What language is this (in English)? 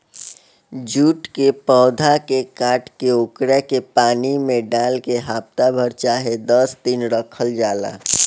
Bhojpuri